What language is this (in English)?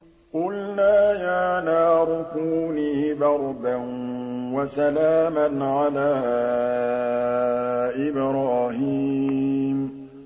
Arabic